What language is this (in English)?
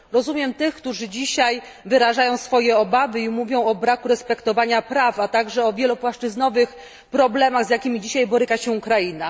Polish